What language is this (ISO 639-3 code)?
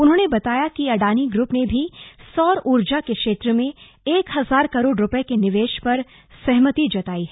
hin